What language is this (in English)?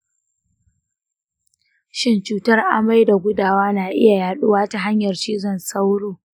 Hausa